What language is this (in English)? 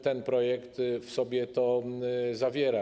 Polish